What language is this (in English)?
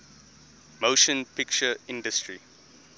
English